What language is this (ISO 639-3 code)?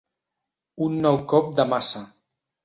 cat